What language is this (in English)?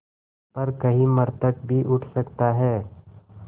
Hindi